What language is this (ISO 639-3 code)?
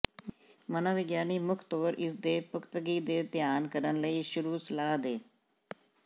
pan